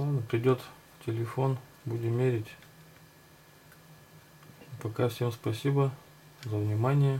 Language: Russian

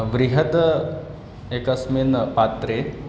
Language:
Sanskrit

